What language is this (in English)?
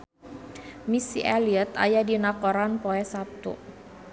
Sundanese